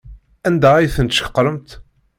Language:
Kabyle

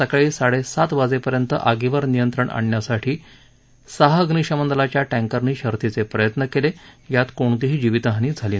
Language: Marathi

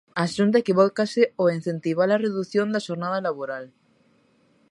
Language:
Galician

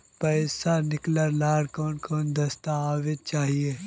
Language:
Magahi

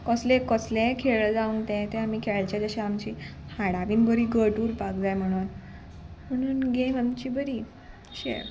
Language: Konkani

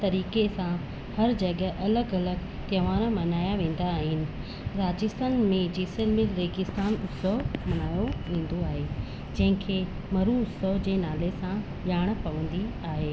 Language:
Sindhi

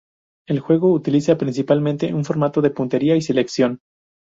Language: Spanish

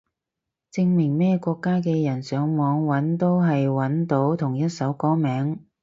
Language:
Cantonese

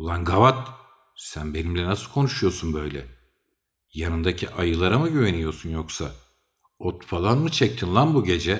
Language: Turkish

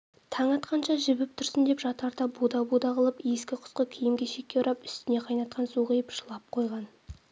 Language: Kazakh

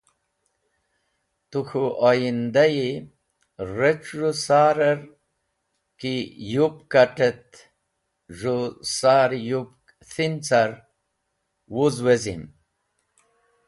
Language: Wakhi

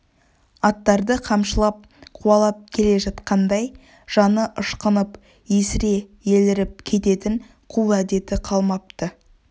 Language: Kazakh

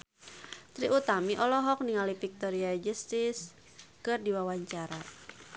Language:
Sundanese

